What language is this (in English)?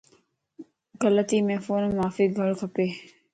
Lasi